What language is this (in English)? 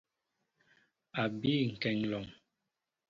Mbo (Cameroon)